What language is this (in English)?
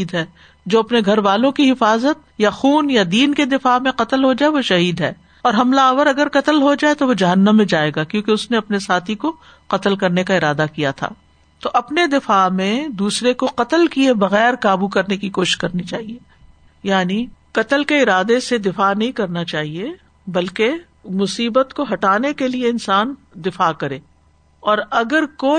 Urdu